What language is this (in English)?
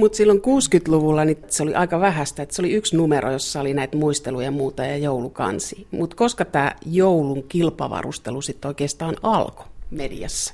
Finnish